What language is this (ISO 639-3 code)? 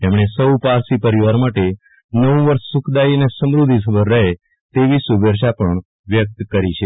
guj